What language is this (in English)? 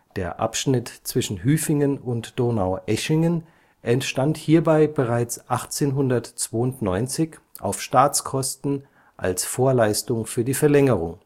German